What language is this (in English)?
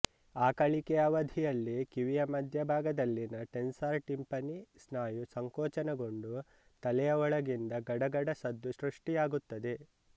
Kannada